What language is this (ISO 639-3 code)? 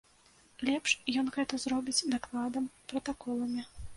bel